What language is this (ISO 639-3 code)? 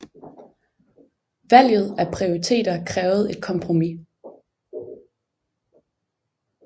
dan